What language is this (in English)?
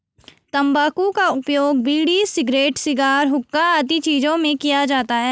Hindi